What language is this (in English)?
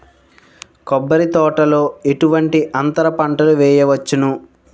Telugu